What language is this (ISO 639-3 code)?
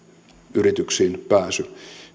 fin